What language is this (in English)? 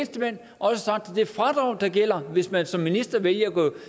Danish